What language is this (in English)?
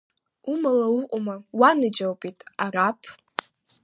Abkhazian